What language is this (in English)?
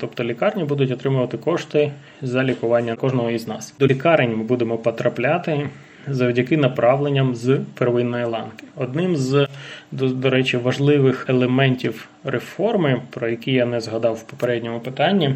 Ukrainian